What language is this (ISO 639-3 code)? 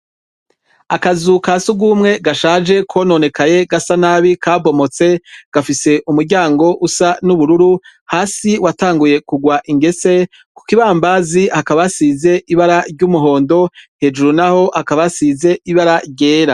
run